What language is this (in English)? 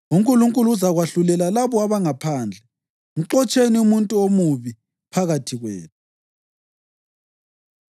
North Ndebele